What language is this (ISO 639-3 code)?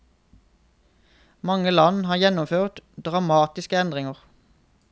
nor